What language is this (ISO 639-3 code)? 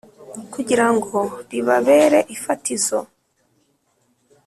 kin